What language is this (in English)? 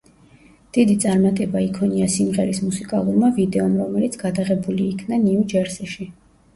Georgian